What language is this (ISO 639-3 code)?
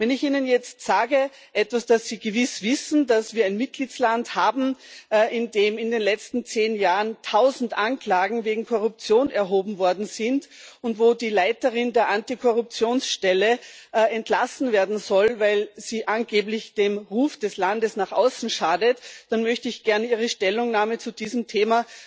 deu